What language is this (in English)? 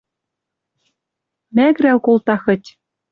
Western Mari